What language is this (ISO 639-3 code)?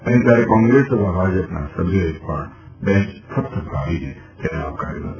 guj